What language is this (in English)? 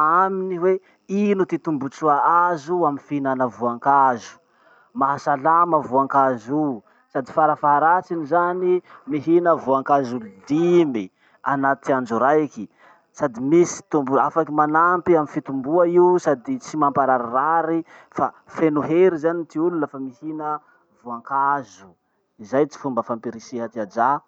Masikoro Malagasy